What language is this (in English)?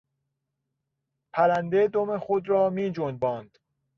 Persian